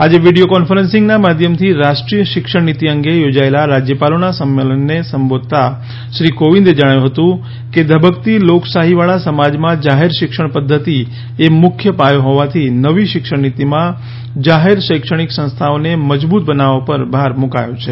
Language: Gujarati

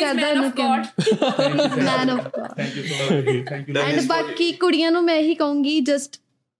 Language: Punjabi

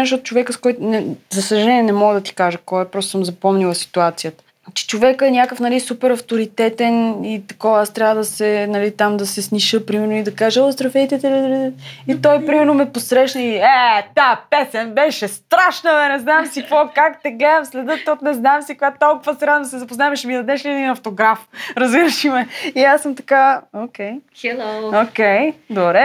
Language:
Bulgarian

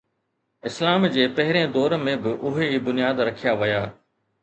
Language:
Sindhi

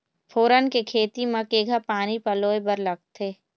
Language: Chhattisgarhi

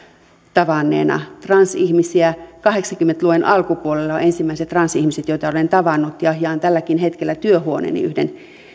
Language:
Finnish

